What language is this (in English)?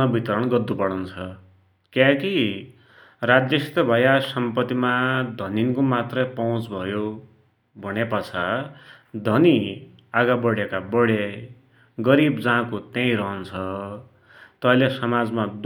Dotyali